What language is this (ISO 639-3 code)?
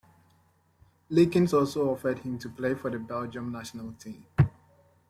eng